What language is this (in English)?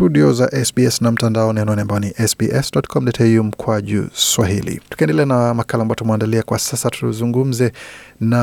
Swahili